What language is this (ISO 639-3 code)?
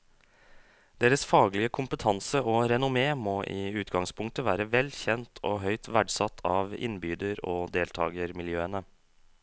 nor